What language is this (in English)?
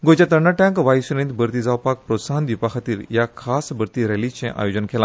Konkani